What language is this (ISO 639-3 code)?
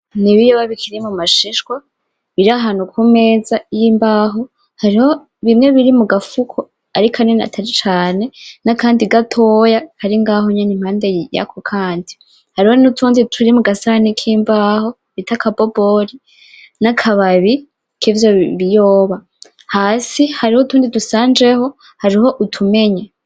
run